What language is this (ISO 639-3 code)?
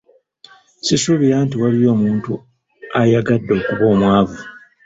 lug